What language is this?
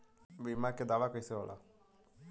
Bhojpuri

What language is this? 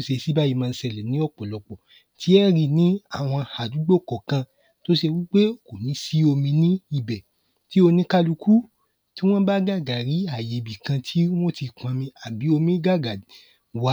Yoruba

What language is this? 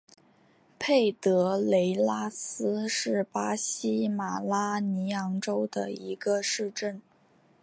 Chinese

